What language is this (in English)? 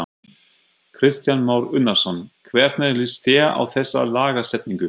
Icelandic